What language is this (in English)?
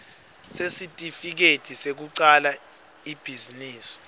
Swati